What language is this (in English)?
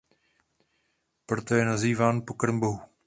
Czech